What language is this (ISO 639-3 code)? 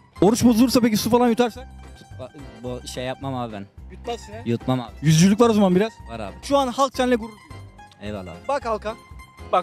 tur